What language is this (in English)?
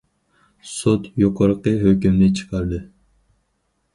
Uyghur